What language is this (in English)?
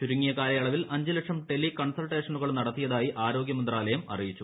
Malayalam